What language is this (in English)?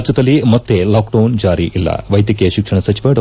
Kannada